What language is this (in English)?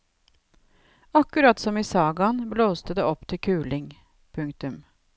Norwegian